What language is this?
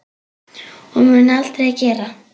Icelandic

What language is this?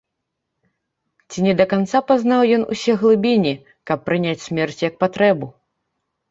Belarusian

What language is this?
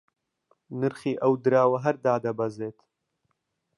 Central Kurdish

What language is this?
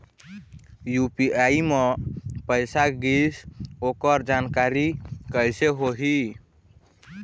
Chhattisgarhi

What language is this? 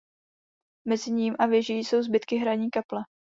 Czech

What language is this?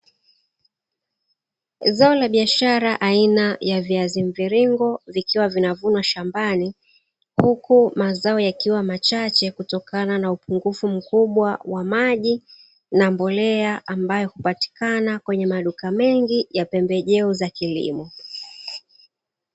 Swahili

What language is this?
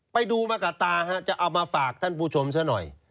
Thai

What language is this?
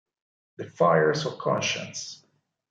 Italian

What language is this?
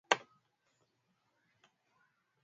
Swahili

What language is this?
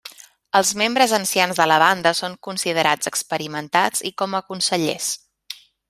Catalan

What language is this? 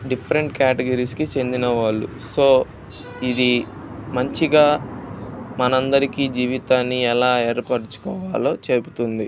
Telugu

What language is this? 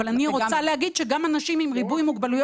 Hebrew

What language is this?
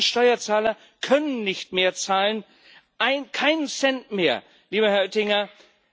German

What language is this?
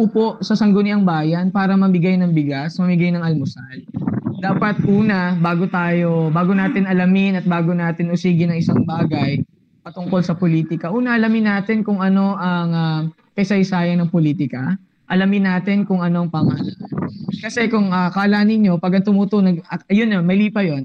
Filipino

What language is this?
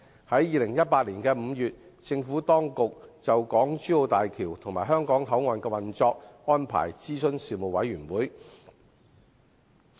Cantonese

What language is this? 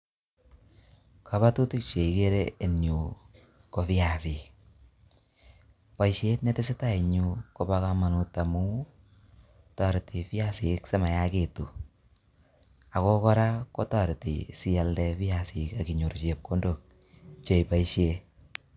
Kalenjin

